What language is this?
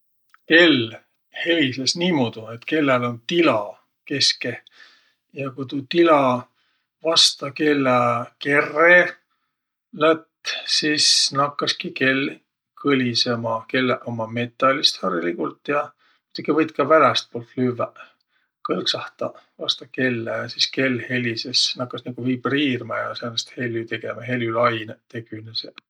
Võro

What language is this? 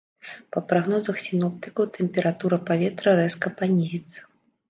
Belarusian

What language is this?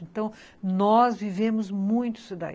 Portuguese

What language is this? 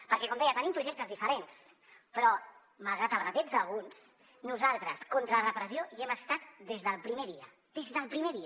Catalan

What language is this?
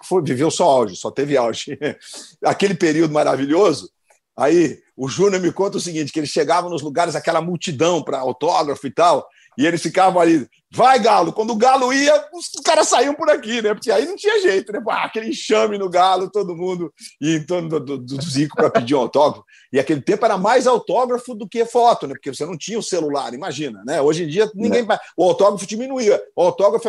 Portuguese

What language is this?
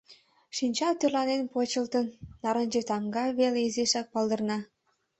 Mari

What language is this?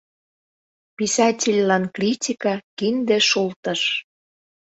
Mari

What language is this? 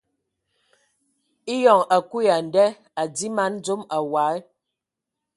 Ewondo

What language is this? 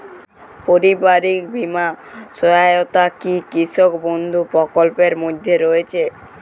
Bangla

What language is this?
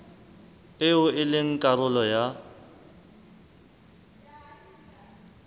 Southern Sotho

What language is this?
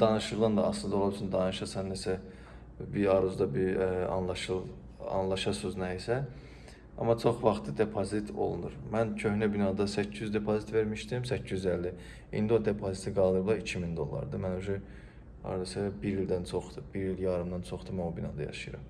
Turkish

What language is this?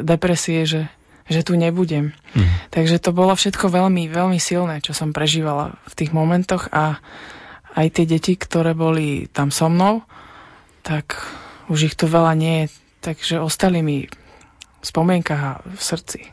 Slovak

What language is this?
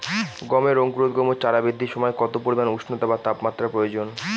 Bangla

